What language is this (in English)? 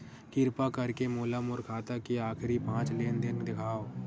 Chhattisgarhi